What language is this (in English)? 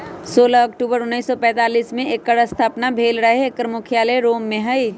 Magahi